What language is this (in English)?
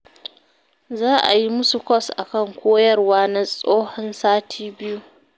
Hausa